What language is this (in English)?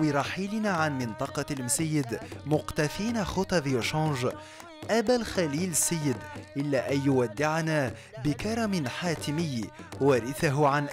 Arabic